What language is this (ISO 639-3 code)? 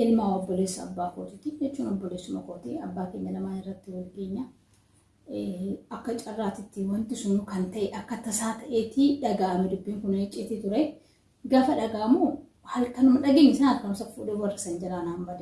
orm